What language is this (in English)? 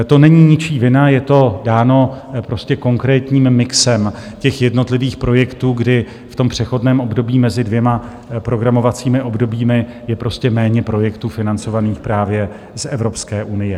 Czech